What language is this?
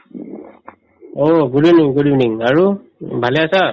Assamese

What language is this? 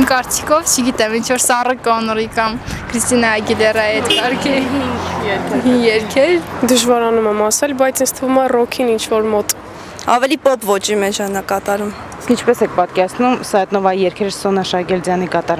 Bulgarian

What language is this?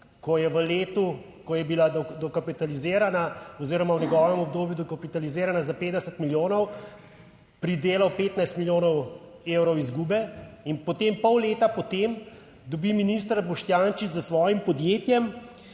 Slovenian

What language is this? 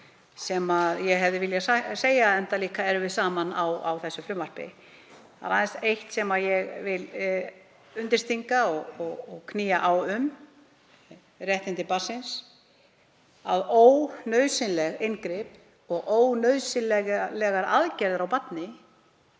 Icelandic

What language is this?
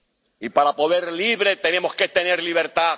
Spanish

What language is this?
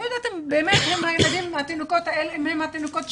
Hebrew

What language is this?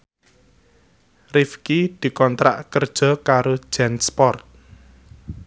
Javanese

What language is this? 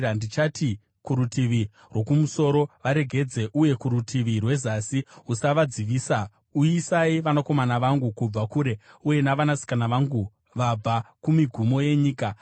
Shona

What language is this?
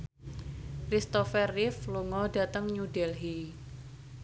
Javanese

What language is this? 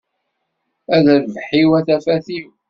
Kabyle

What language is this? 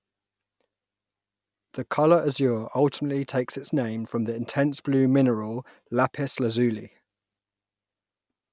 English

